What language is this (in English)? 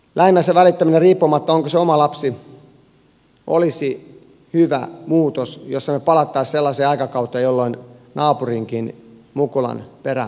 Finnish